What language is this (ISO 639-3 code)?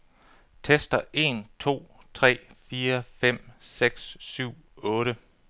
dan